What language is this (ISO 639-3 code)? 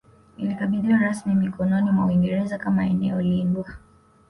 swa